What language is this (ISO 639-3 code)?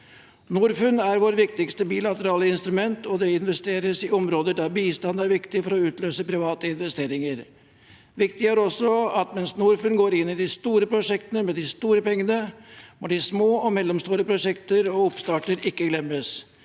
nor